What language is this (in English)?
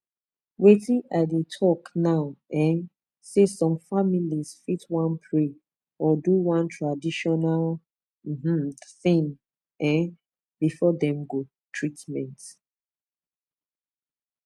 Nigerian Pidgin